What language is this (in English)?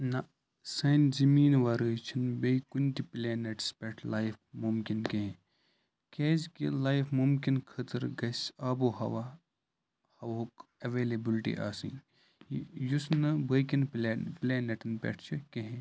Kashmiri